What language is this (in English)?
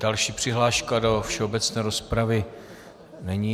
Czech